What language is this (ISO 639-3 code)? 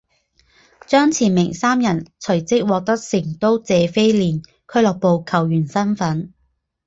zho